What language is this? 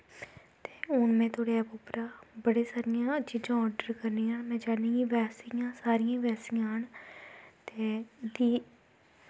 Dogri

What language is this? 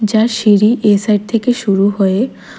Bangla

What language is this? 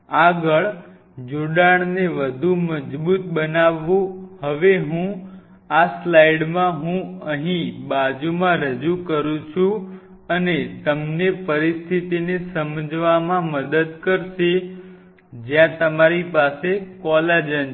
Gujarati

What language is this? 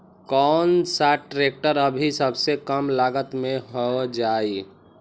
Magahi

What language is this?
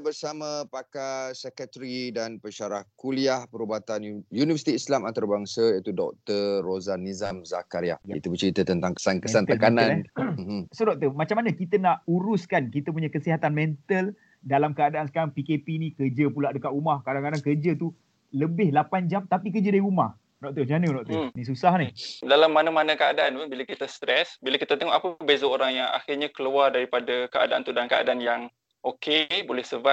Malay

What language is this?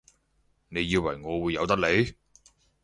Cantonese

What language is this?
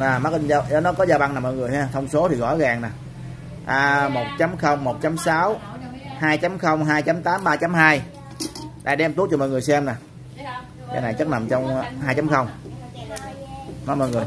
Vietnamese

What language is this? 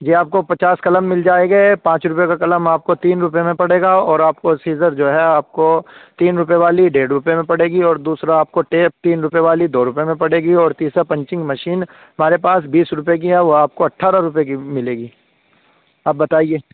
Urdu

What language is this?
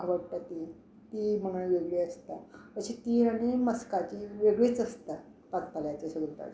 Konkani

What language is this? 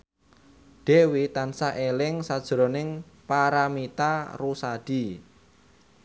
Javanese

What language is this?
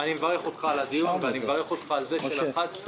Hebrew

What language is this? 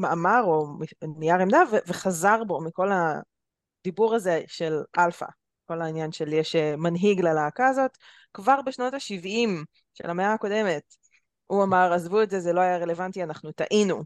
Hebrew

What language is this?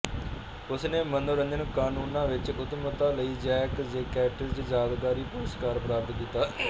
Punjabi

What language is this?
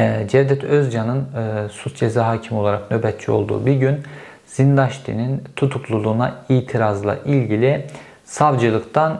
Turkish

